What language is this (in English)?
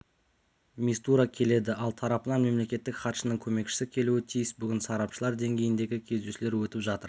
Kazakh